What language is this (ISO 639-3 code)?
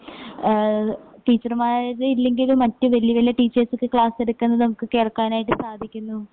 mal